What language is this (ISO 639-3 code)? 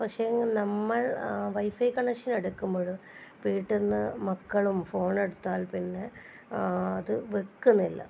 mal